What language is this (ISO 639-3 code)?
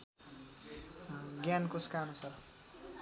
nep